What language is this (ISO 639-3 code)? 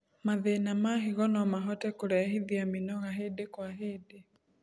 kik